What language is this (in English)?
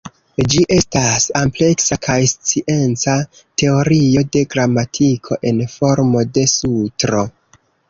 Esperanto